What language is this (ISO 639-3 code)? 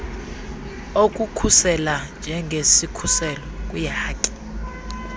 xho